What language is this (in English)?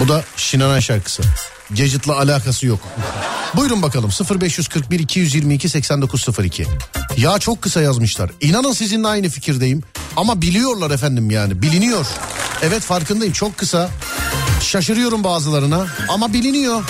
Turkish